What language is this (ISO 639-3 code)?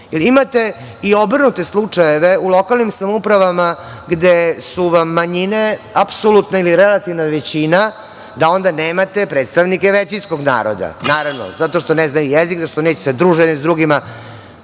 srp